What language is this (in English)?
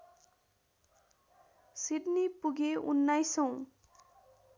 Nepali